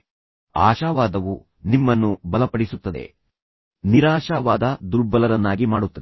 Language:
Kannada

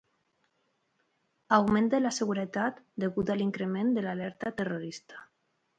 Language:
Catalan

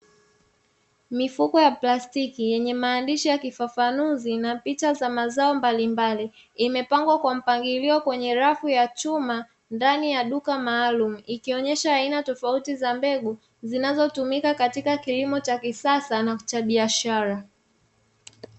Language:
Swahili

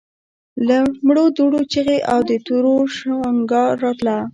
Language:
Pashto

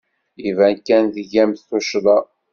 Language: Kabyle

